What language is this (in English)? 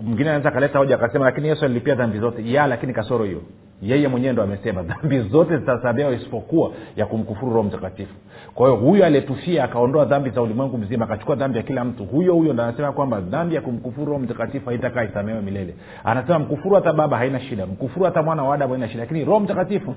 Swahili